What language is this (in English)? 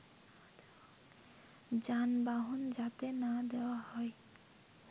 Bangla